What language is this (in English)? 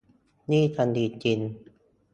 Thai